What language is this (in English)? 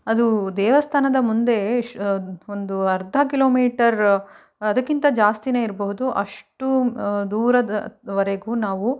Kannada